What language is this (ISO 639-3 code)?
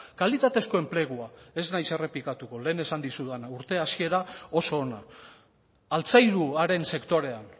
eus